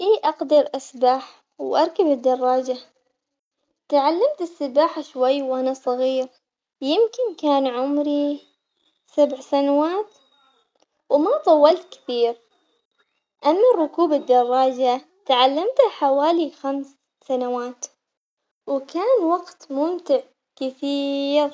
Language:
Omani Arabic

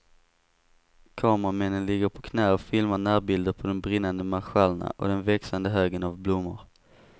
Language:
Swedish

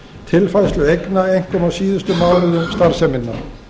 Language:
Icelandic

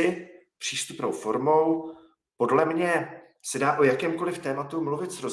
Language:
Czech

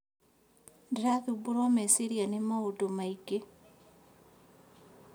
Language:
Kikuyu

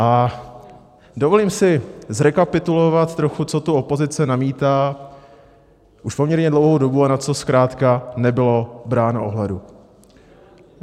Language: Czech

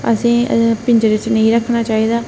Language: Dogri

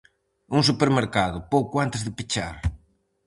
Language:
Galician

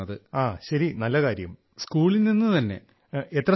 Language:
Malayalam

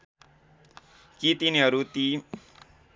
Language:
Nepali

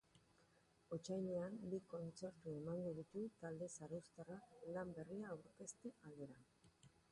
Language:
Basque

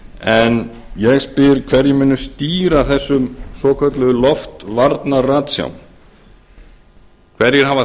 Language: Icelandic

